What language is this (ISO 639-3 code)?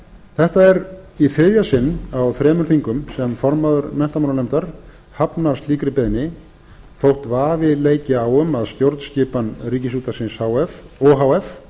isl